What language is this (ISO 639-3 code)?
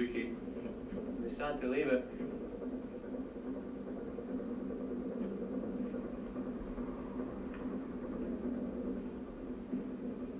slk